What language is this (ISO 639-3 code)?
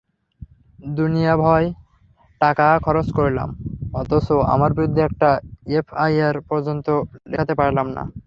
ben